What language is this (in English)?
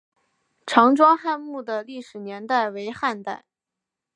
Chinese